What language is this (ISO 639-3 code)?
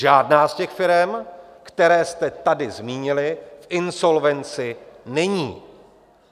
ces